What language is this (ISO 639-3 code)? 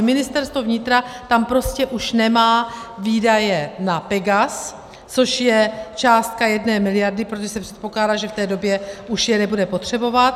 ces